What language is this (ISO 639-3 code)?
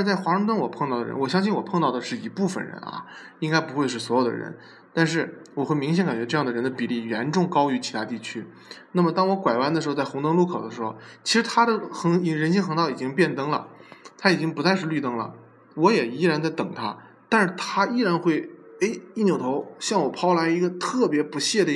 zho